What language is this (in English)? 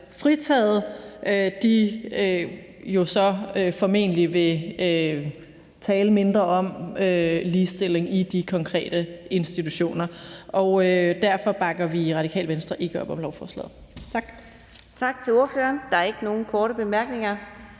Danish